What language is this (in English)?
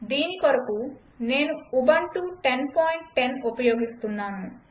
Telugu